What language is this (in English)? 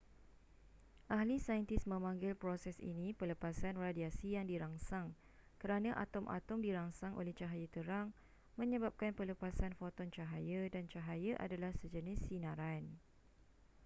Malay